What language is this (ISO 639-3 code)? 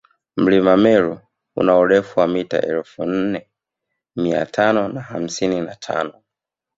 swa